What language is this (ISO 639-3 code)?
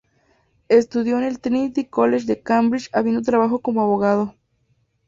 spa